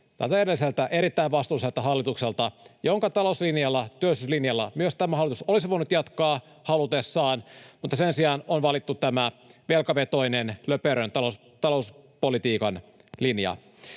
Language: Finnish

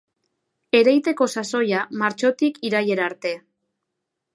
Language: Basque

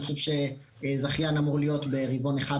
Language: Hebrew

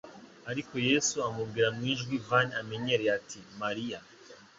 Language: Kinyarwanda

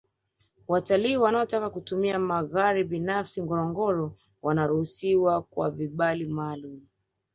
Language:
Swahili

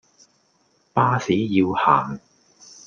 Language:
Cantonese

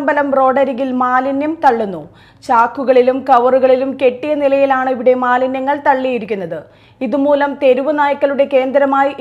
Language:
Malayalam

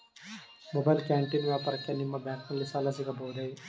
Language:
Kannada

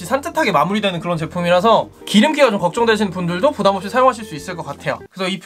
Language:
Korean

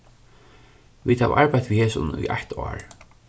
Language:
Faroese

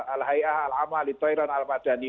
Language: Indonesian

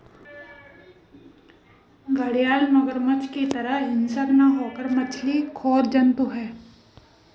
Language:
Hindi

